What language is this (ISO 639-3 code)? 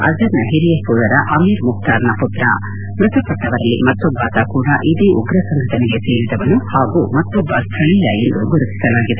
kan